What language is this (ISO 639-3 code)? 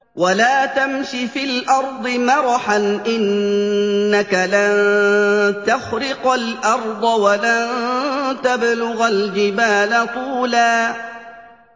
ara